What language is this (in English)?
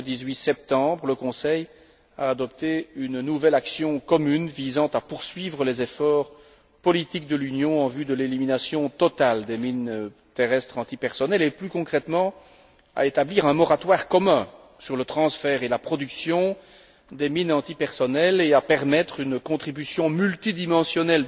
French